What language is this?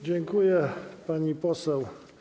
Polish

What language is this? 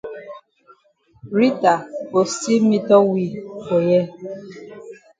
Cameroon Pidgin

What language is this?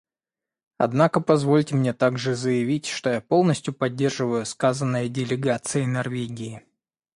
Russian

